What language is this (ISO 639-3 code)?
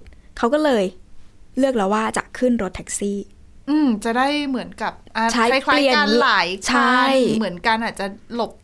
tha